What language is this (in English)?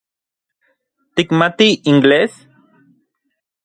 Central Puebla Nahuatl